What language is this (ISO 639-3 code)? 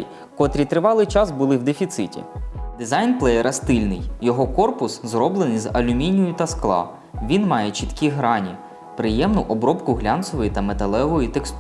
ukr